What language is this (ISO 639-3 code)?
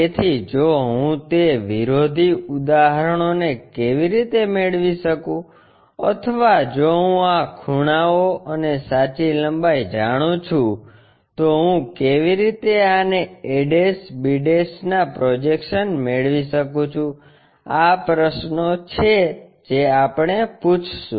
guj